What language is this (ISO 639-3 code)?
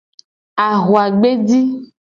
gej